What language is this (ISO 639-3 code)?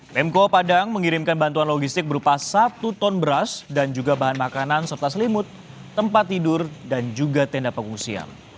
ind